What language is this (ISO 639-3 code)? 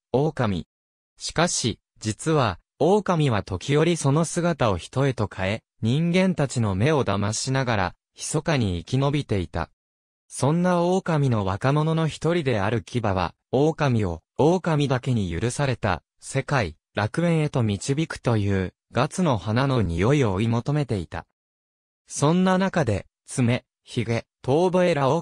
jpn